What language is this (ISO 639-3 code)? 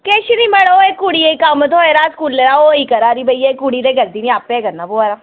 doi